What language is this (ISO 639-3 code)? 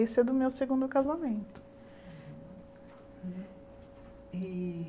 por